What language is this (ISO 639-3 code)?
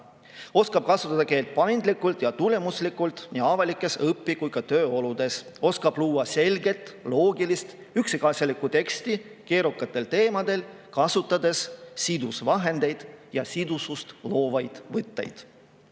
est